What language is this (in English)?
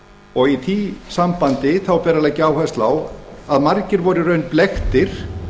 Icelandic